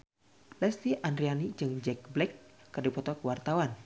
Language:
Sundanese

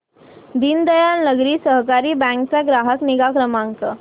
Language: Marathi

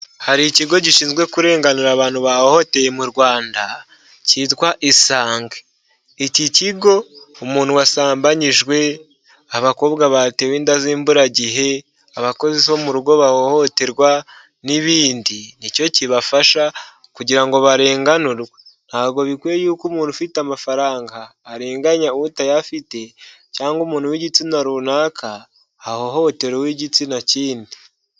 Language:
Kinyarwanda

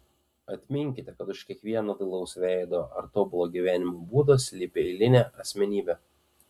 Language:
Lithuanian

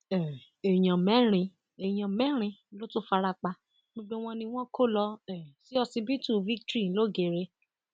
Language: Yoruba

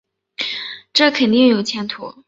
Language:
Chinese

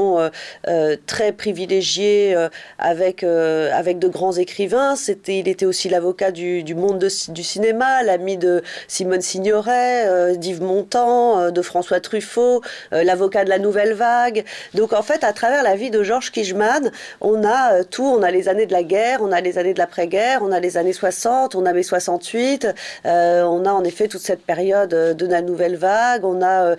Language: French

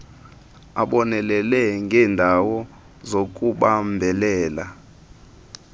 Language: Xhosa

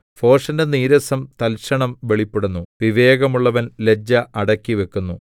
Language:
Malayalam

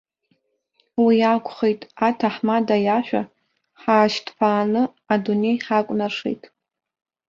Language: Abkhazian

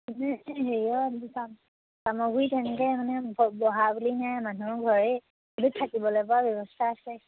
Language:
Assamese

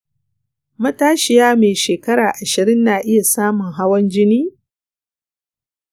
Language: Hausa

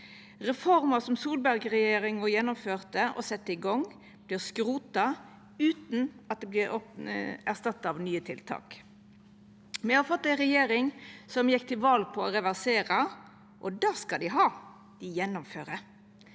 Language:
Norwegian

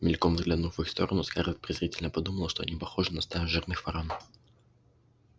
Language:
Russian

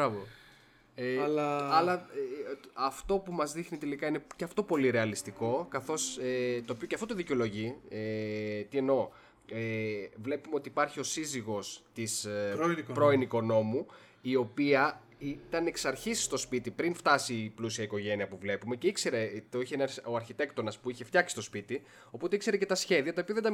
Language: Greek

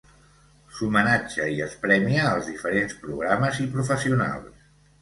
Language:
Catalan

